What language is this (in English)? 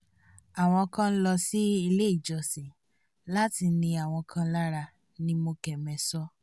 Yoruba